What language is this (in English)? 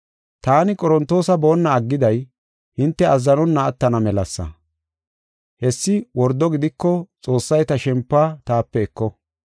Gofa